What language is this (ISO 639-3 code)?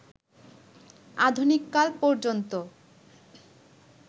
ben